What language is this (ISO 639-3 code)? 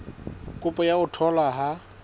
sot